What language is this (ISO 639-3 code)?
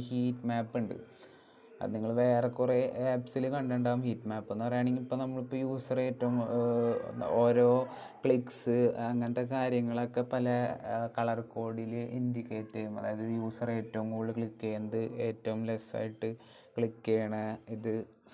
mal